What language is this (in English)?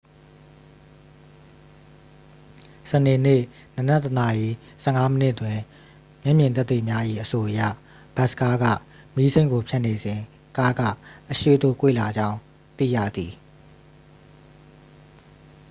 Burmese